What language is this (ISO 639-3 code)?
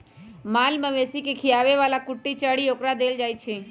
mag